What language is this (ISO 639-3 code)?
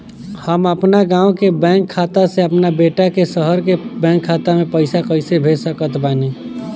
bho